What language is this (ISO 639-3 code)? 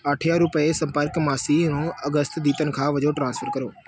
pan